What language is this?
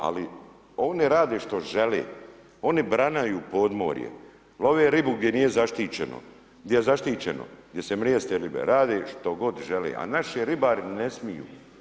Croatian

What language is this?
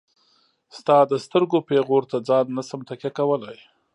Pashto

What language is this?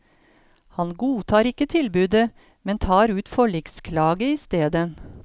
Norwegian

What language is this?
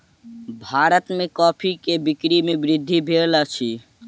Maithili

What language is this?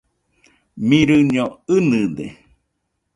Nüpode Huitoto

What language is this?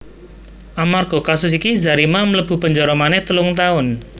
Javanese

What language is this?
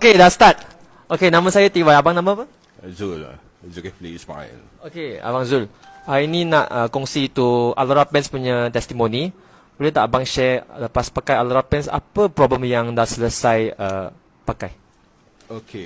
Malay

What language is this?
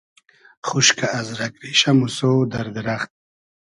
Hazaragi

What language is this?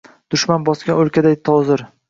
Uzbek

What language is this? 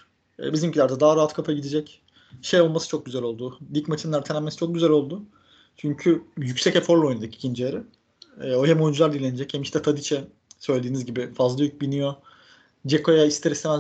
Turkish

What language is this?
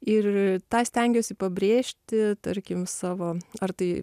Lithuanian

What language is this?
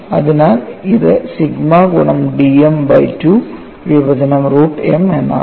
Malayalam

